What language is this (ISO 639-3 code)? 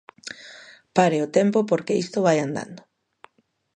glg